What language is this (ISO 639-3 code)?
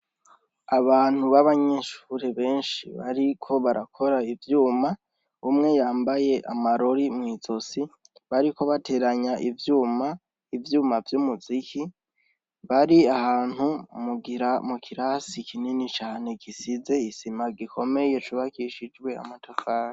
run